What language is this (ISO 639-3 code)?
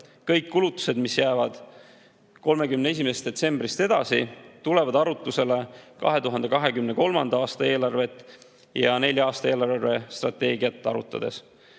est